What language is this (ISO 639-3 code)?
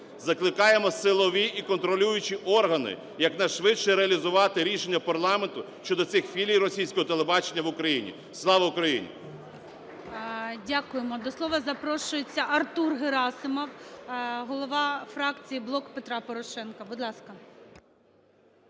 ukr